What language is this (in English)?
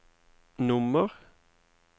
Norwegian